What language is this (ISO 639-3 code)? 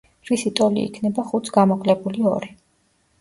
kat